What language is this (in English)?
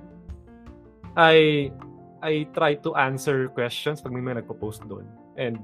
Filipino